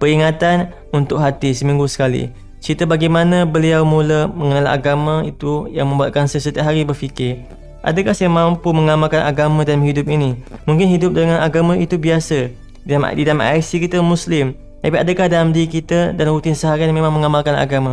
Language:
Malay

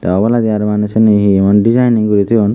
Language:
Chakma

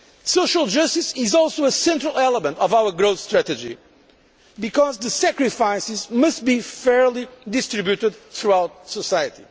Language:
English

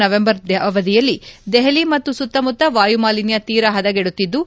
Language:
Kannada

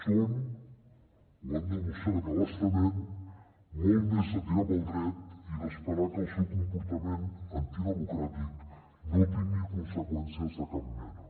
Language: Catalan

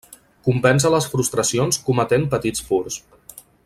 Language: Catalan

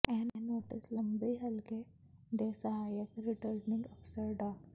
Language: Punjabi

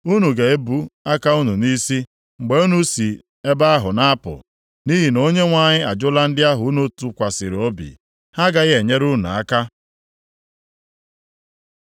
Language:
Igbo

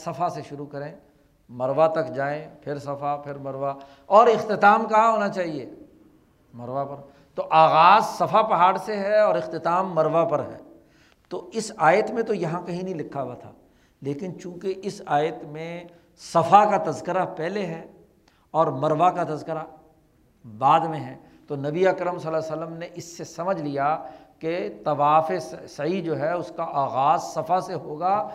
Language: Urdu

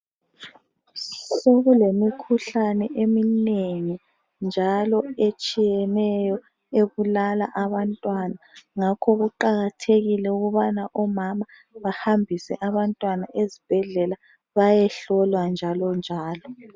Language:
North Ndebele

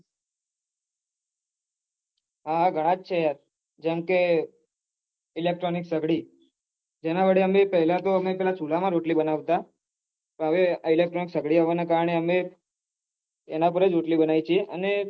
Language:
Gujarati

